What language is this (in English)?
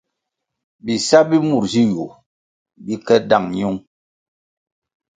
Kwasio